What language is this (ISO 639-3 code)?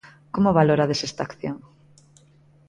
glg